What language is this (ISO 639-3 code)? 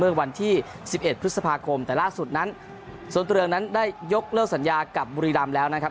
tha